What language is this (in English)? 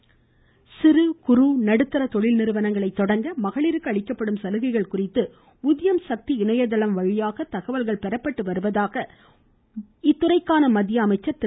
Tamil